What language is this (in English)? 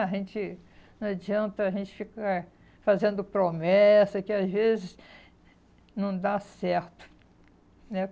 Portuguese